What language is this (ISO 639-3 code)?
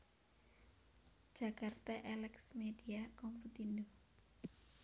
jav